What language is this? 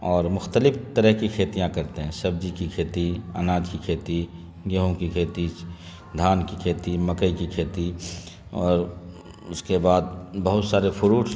Urdu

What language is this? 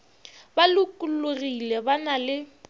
Northern Sotho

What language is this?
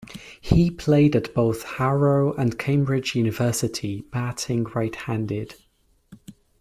English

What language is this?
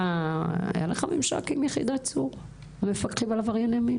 Hebrew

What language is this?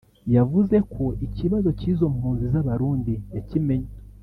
Kinyarwanda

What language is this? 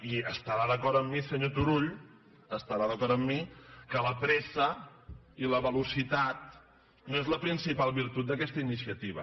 Catalan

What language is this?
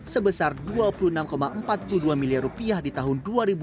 Indonesian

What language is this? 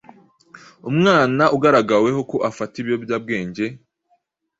Kinyarwanda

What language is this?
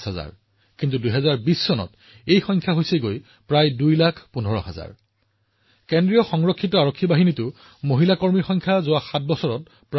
Assamese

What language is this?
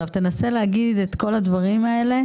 Hebrew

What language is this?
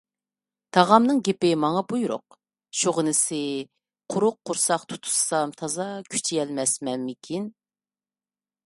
Uyghur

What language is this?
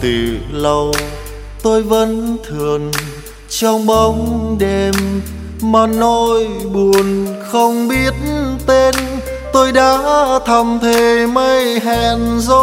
Vietnamese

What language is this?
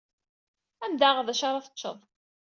Kabyle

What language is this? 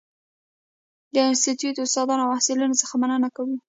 Pashto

